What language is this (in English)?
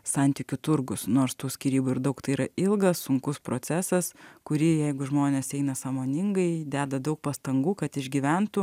Lithuanian